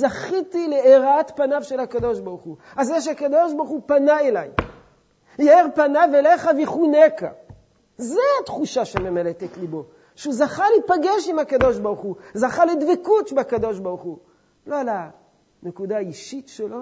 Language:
Hebrew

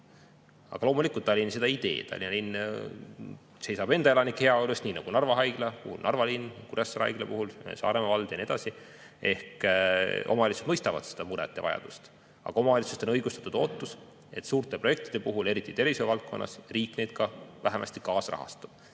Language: Estonian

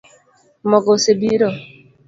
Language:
Luo (Kenya and Tanzania)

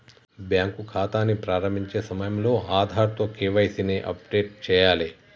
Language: Telugu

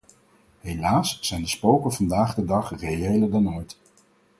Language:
Dutch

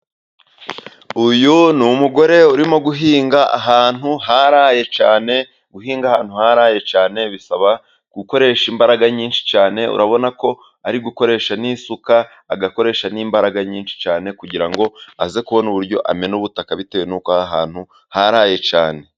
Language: Kinyarwanda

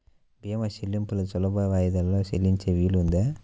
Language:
Telugu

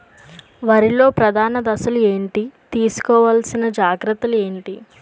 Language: Telugu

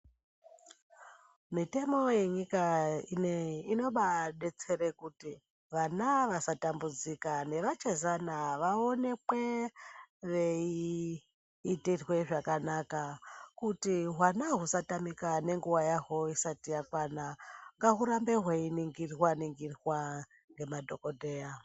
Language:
Ndau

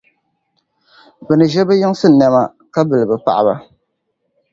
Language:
Dagbani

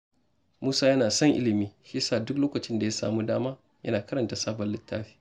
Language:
Hausa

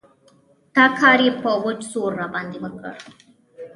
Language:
Pashto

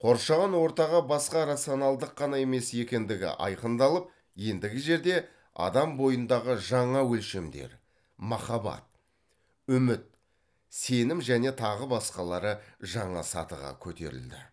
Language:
Kazakh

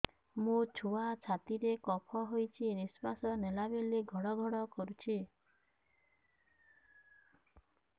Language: Odia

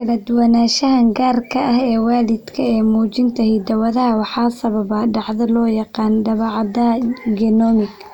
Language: Somali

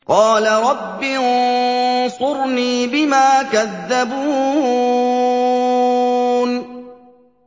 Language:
Arabic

